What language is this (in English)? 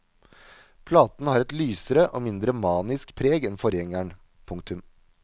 Norwegian